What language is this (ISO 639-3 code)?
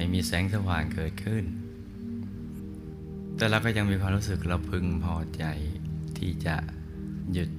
tha